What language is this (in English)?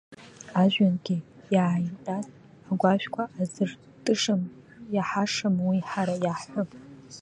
Abkhazian